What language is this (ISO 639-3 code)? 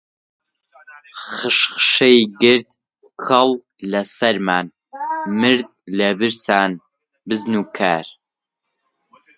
ckb